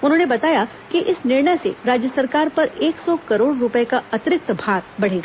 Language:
Hindi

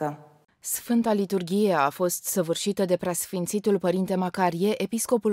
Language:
Romanian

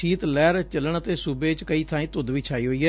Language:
Punjabi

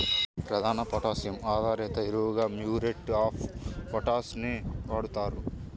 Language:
Telugu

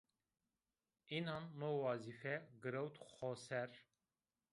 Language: Zaza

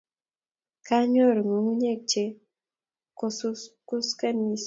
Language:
Kalenjin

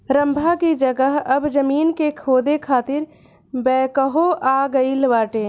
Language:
Bhojpuri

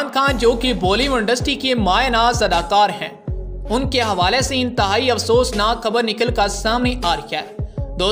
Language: Hindi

